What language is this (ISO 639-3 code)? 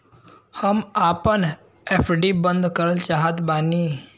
bho